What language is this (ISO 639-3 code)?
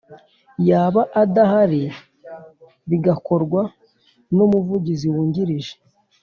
kin